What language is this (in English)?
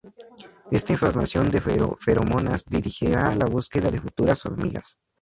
Spanish